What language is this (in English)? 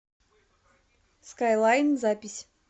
Russian